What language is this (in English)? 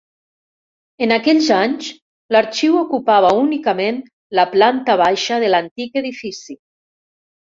Catalan